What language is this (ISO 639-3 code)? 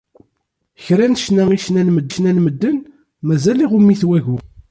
kab